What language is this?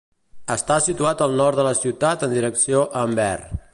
Catalan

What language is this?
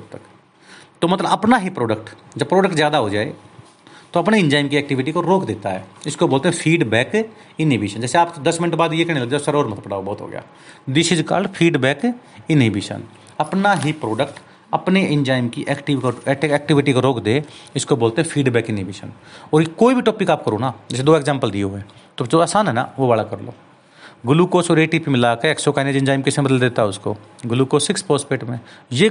Hindi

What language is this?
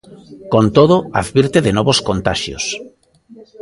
Galician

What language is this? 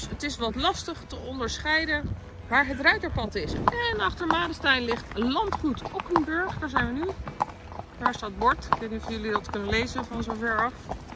Dutch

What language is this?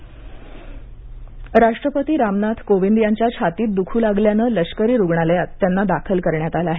Marathi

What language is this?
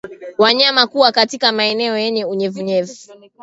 Swahili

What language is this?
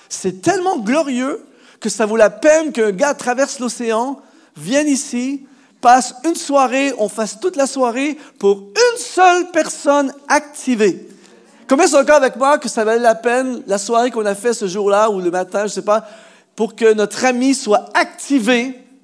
French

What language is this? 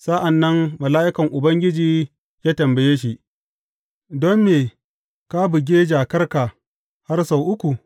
Hausa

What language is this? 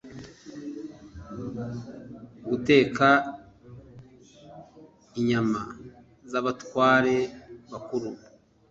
Kinyarwanda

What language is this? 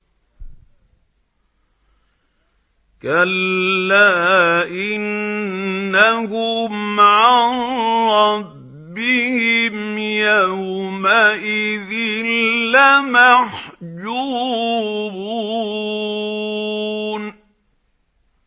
Arabic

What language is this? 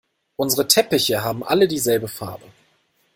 German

